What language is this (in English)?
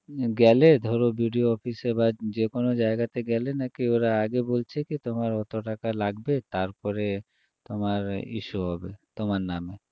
Bangla